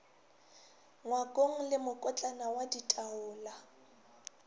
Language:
Northern Sotho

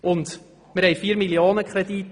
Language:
Swiss German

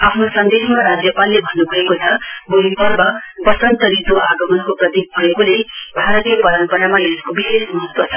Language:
Nepali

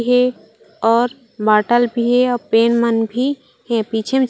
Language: Chhattisgarhi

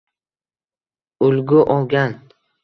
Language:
Uzbek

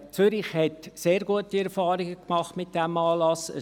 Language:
Swiss German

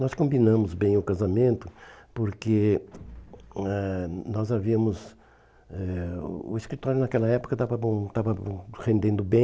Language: Portuguese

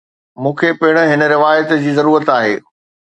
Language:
Sindhi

